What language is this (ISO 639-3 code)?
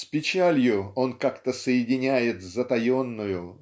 rus